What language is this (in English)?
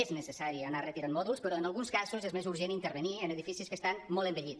Catalan